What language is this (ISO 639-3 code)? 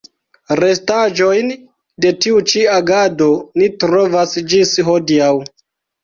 epo